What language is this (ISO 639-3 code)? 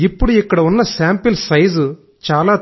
tel